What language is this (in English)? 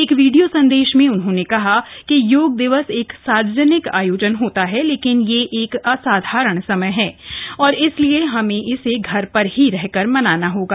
Hindi